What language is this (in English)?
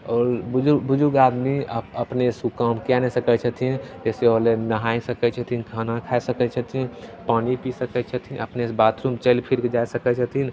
Maithili